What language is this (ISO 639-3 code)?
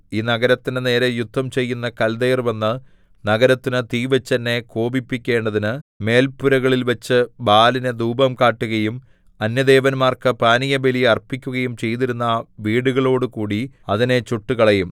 mal